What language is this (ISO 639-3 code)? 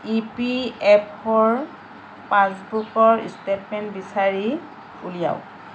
asm